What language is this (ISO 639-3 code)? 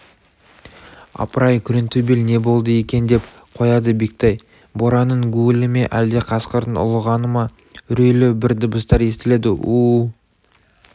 kaz